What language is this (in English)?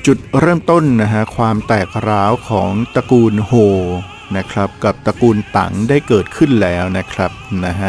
Thai